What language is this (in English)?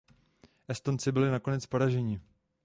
Czech